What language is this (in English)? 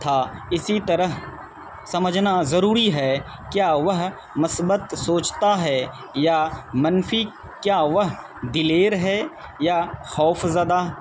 Urdu